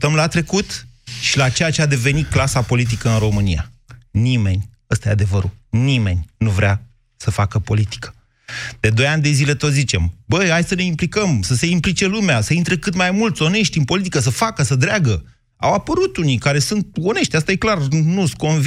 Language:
Romanian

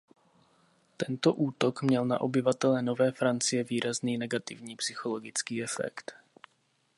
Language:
Czech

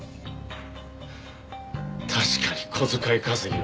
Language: Japanese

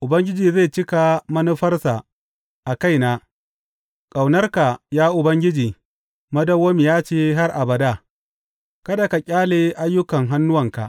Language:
Hausa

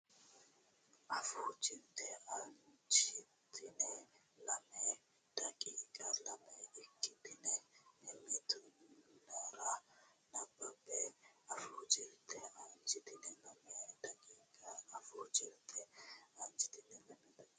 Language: Sidamo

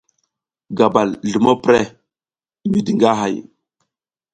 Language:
South Giziga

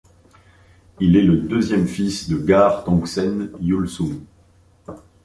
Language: French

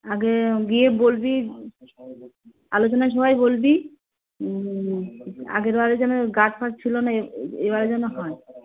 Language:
Bangla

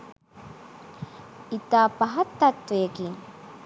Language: Sinhala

